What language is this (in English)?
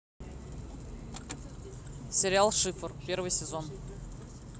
Russian